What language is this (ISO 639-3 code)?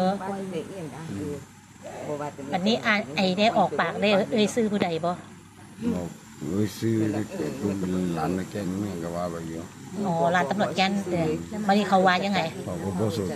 tha